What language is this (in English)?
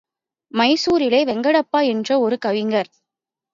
Tamil